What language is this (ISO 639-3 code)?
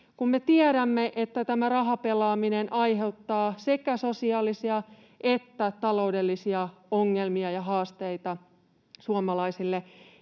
fin